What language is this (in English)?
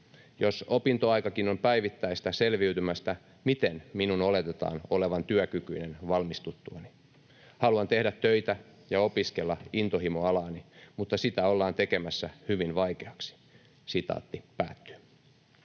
Finnish